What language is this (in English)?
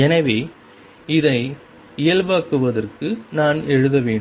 Tamil